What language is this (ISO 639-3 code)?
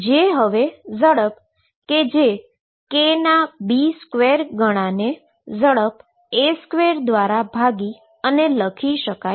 guj